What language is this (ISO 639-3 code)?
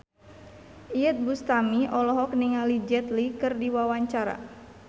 sun